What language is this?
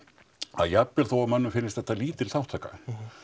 Icelandic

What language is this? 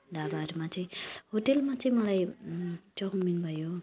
Nepali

